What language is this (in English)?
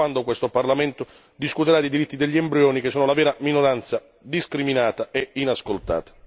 Italian